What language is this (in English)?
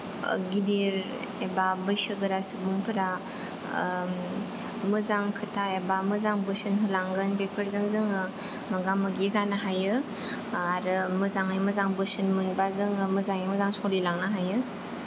Bodo